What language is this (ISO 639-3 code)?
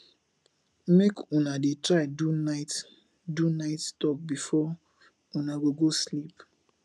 pcm